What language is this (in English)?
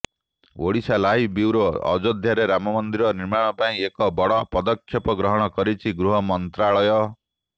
Odia